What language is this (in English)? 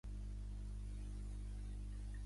Catalan